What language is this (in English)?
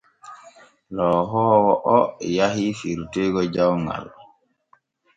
Borgu Fulfulde